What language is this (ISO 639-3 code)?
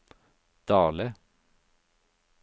nor